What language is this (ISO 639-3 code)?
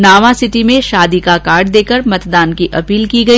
hin